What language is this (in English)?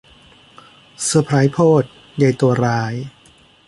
Thai